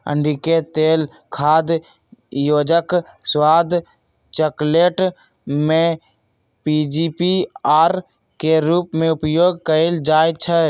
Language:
Magahi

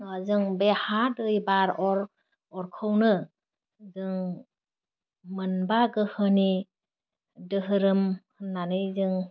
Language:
Bodo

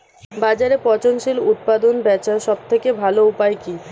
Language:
Bangla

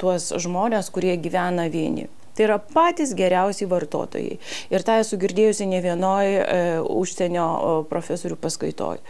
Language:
Lithuanian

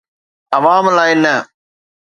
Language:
Sindhi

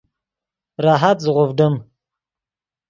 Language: Yidgha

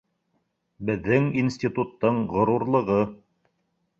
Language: Bashkir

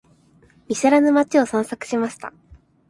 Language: Japanese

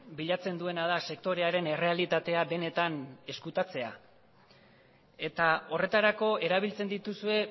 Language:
Basque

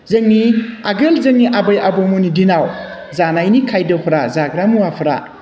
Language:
Bodo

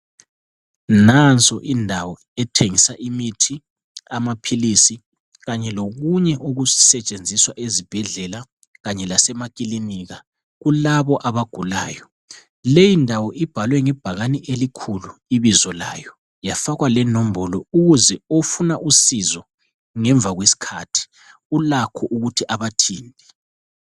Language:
North Ndebele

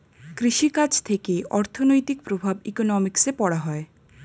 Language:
Bangla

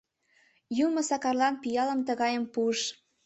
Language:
Mari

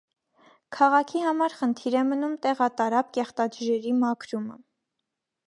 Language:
Armenian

